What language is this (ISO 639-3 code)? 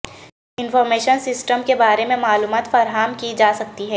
urd